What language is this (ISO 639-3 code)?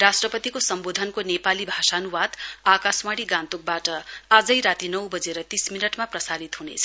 nep